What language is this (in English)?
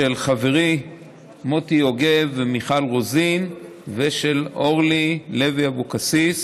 Hebrew